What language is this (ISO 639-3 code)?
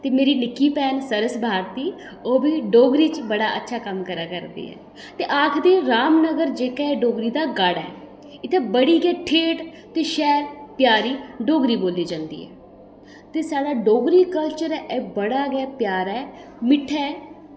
doi